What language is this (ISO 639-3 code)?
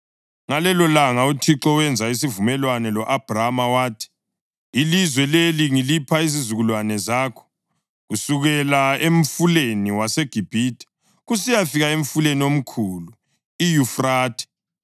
nde